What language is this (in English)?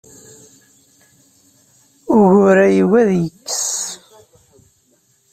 Kabyle